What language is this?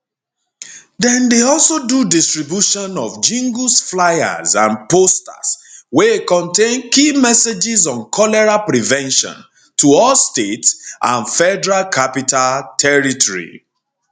Nigerian Pidgin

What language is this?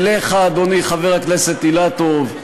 Hebrew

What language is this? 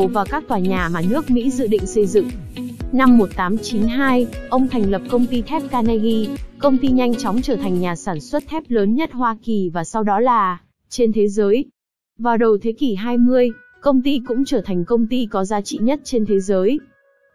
Vietnamese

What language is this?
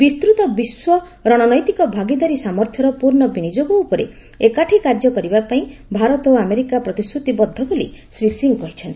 Odia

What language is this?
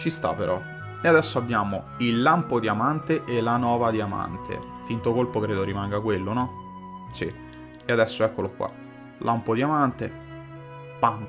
Italian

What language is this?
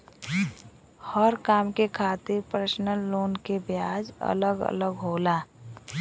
Bhojpuri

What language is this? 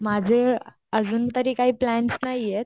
Marathi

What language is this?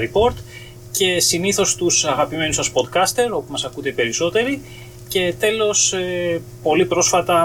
Greek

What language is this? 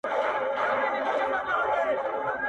Pashto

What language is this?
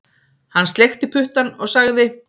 Icelandic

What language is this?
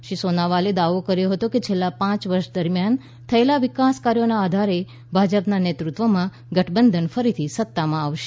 Gujarati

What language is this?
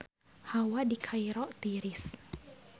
Sundanese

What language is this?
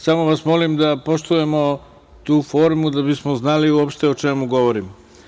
Serbian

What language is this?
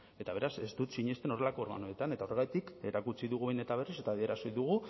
Basque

